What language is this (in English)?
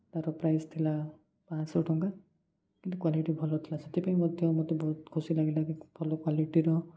Odia